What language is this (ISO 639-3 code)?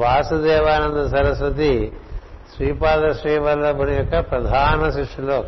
tel